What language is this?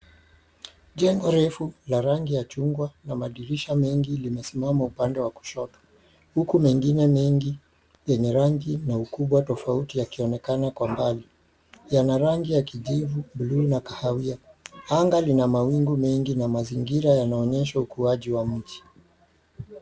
Swahili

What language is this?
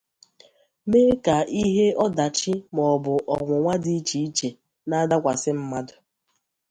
Igbo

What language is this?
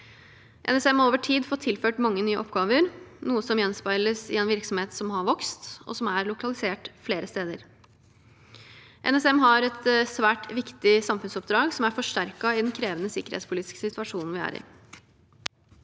Norwegian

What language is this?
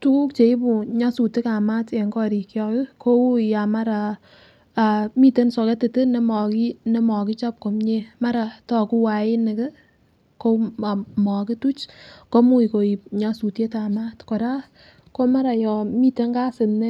Kalenjin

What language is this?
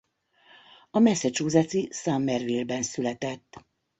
Hungarian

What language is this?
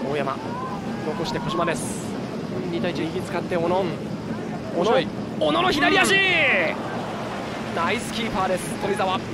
Japanese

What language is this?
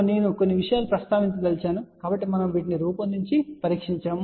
Telugu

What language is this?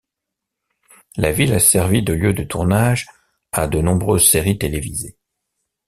French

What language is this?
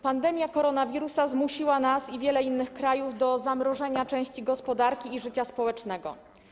Polish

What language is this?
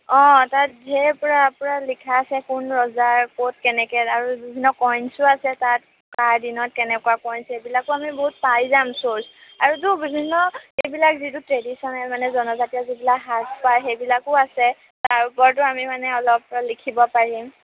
Assamese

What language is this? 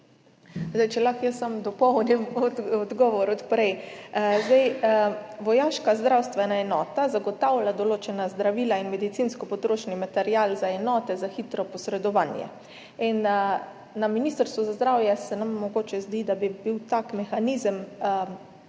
Slovenian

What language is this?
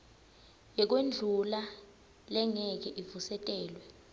Swati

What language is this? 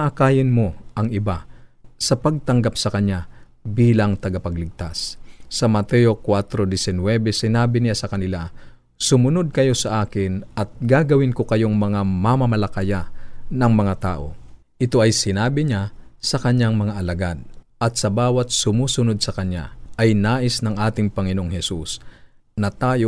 Filipino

